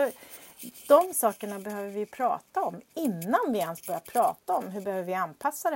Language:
Swedish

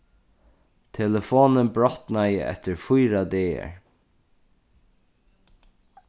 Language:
Faroese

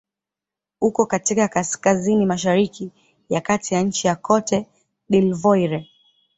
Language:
Swahili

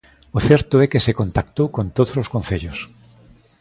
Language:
Galician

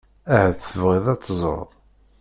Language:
Kabyle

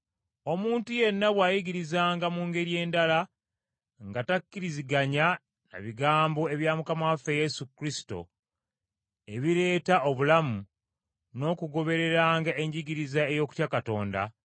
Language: Ganda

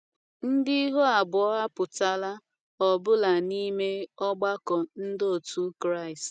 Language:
Igbo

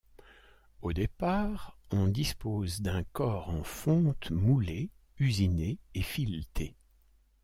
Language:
French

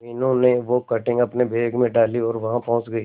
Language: Hindi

